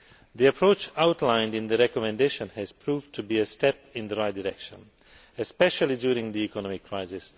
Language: English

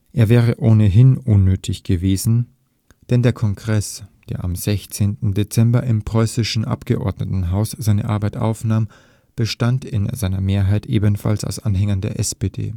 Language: German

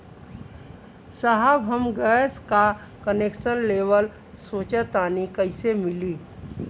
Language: Bhojpuri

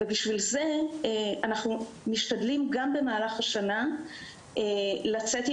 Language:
Hebrew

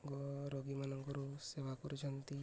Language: Odia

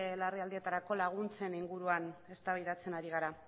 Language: Basque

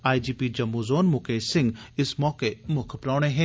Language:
Dogri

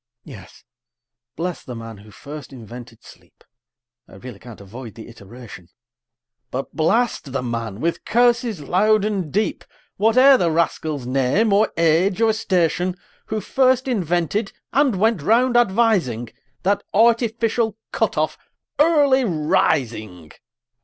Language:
English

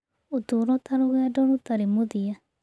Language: Kikuyu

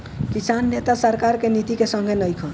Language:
Bhojpuri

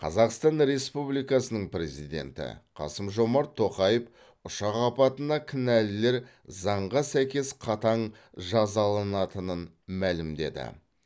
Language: Kazakh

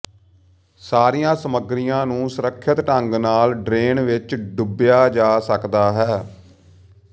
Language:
Punjabi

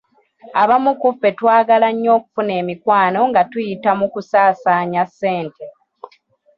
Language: Ganda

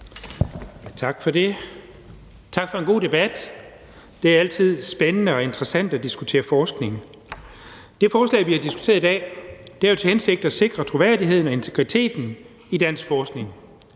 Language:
Danish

